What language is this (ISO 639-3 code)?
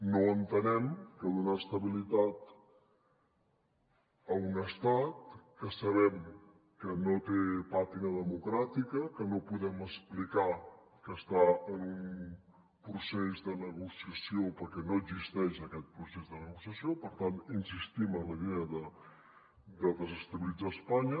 cat